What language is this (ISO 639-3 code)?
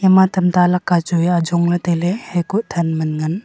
nnp